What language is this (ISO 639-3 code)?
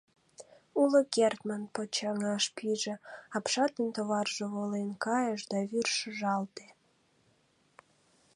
chm